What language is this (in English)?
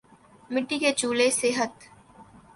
Urdu